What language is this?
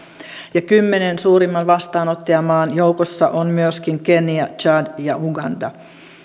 Finnish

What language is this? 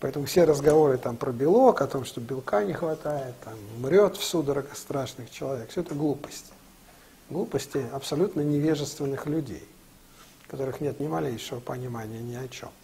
Russian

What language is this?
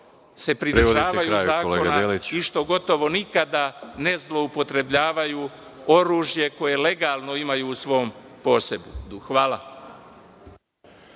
Serbian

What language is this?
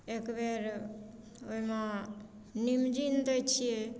Maithili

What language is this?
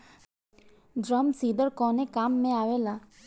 Bhojpuri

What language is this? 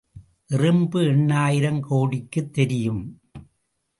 Tamil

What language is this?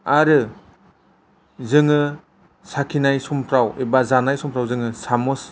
Bodo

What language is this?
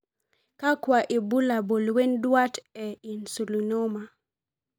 Masai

